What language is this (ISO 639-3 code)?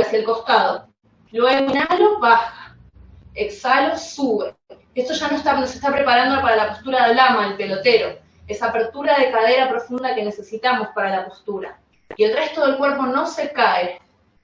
spa